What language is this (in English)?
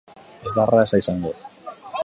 Basque